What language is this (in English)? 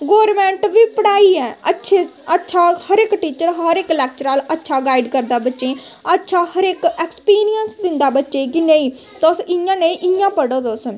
Dogri